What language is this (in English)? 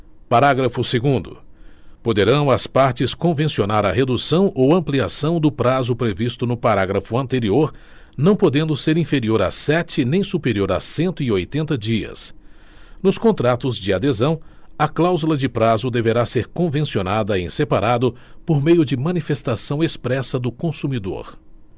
Portuguese